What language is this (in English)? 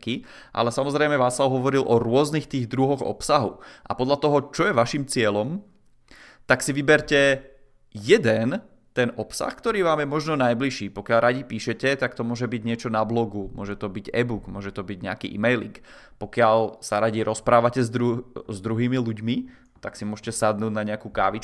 Czech